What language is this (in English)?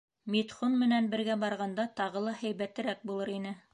Bashkir